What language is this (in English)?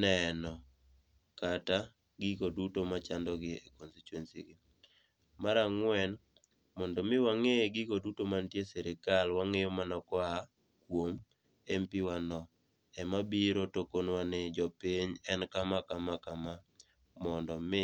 Luo (Kenya and Tanzania)